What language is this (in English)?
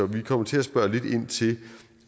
Danish